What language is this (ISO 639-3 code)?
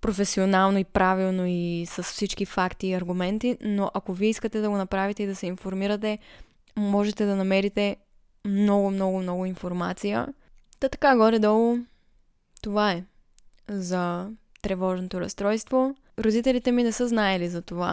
bul